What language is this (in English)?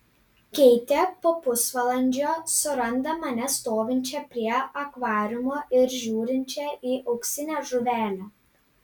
Lithuanian